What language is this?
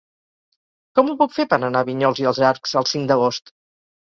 Catalan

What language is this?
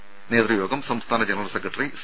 Malayalam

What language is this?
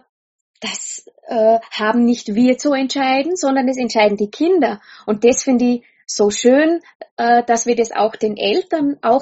German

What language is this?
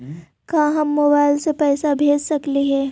Magahi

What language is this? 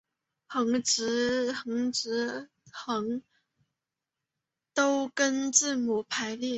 Chinese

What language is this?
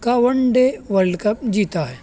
Urdu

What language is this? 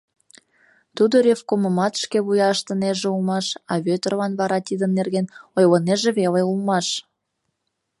Mari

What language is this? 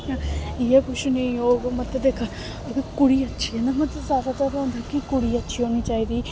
Dogri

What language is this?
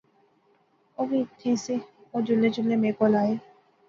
Pahari-Potwari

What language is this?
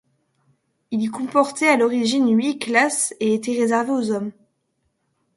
French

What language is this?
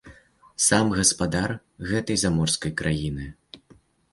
Belarusian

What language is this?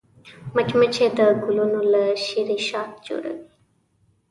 Pashto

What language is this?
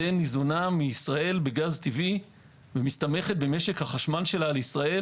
Hebrew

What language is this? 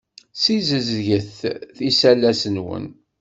Kabyle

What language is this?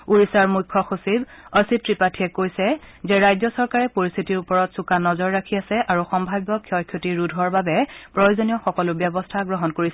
Assamese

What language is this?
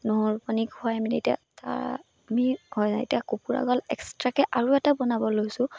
Assamese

